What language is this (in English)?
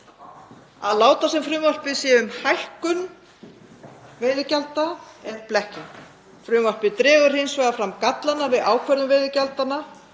Icelandic